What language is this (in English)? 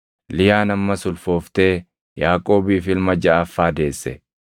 Oromo